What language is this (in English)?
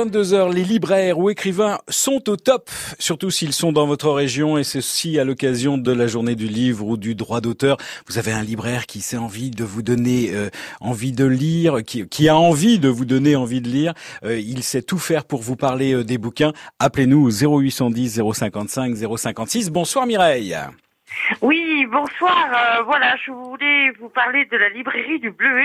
French